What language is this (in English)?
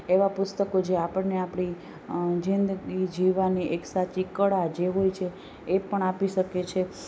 Gujarati